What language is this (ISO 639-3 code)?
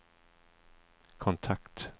swe